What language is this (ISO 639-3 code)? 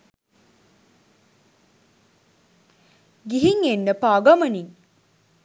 sin